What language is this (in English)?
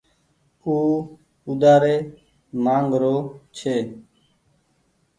Goaria